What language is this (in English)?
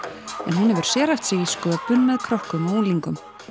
Icelandic